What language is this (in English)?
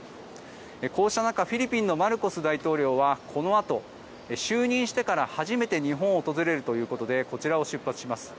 Japanese